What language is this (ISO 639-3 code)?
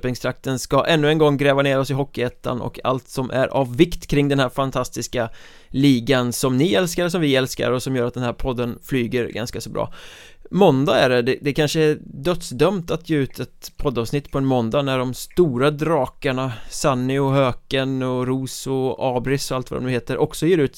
swe